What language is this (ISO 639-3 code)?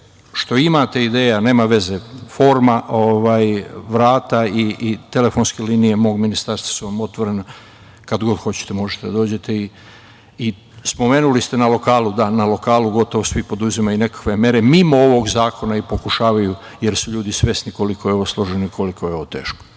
srp